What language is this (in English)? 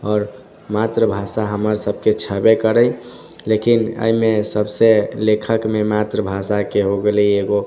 Maithili